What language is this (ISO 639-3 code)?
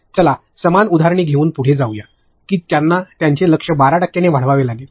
mar